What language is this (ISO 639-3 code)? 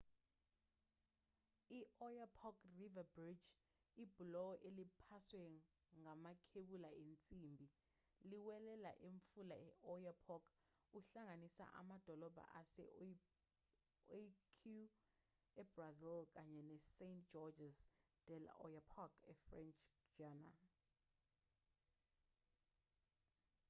zul